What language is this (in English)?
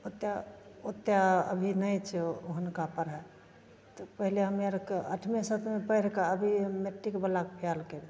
Maithili